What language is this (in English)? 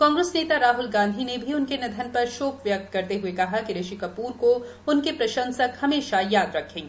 Hindi